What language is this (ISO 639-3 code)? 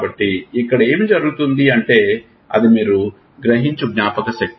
tel